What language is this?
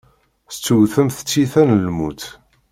Kabyle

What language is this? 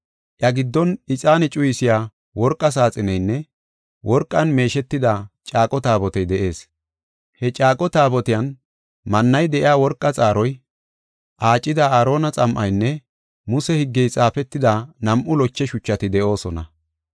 Gofa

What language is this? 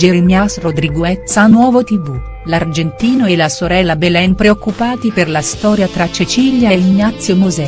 Italian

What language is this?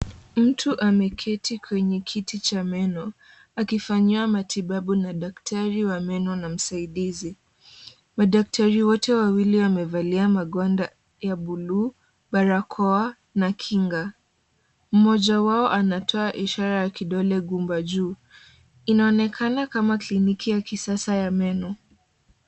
Swahili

